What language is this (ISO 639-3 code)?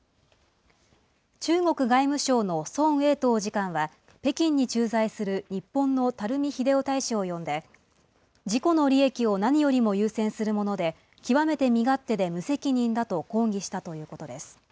jpn